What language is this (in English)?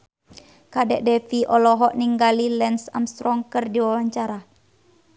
Sundanese